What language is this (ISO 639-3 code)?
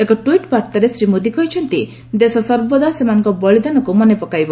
ori